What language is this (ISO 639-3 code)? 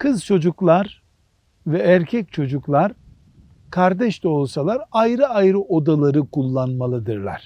tur